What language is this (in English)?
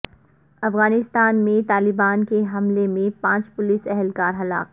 Urdu